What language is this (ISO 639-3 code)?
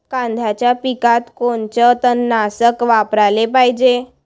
mar